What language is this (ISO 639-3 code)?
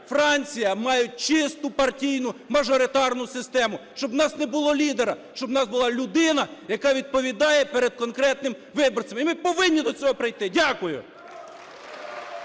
ukr